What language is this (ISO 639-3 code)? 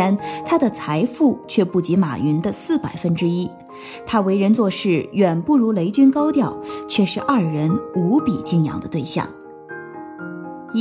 zho